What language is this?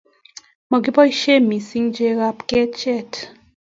Kalenjin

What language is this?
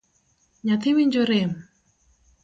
Luo (Kenya and Tanzania)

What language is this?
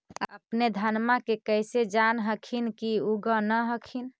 Magahi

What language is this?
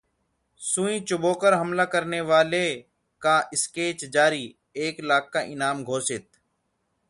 Hindi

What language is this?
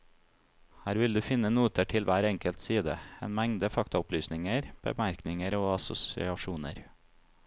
Norwegian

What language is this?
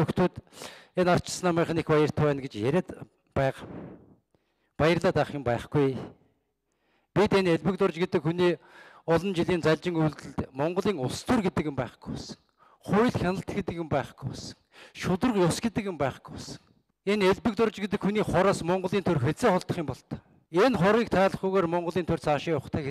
Romanian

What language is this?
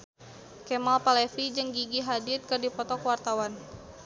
Sundanese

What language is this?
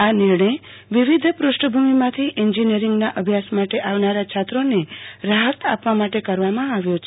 Gujarati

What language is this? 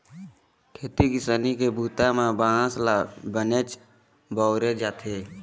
Chhattisgarhi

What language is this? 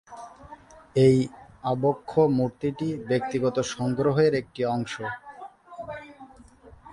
Bangla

